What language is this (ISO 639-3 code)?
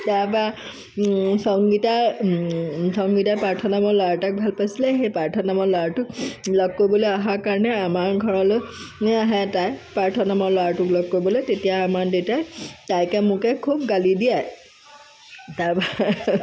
asm